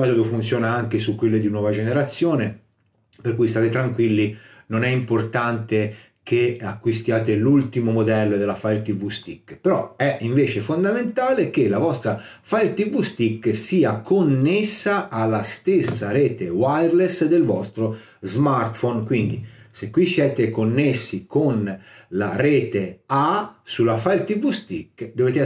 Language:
Italian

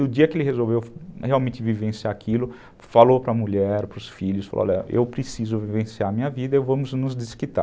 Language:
Portuguese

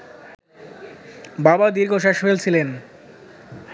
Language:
Bangla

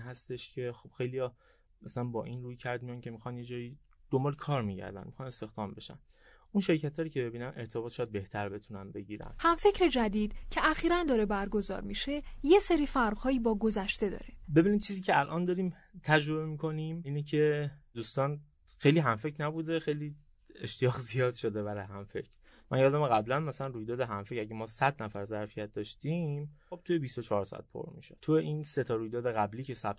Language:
Persian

